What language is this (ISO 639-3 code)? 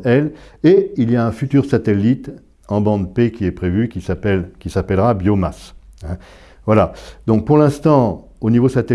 fra